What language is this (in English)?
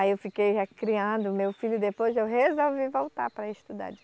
Portuguese